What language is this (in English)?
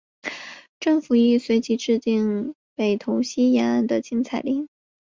Chinese